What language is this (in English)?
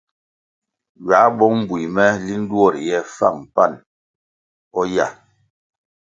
Kwasio